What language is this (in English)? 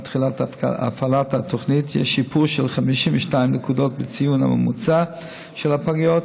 Hebrew